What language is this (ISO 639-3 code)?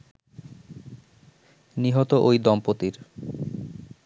ben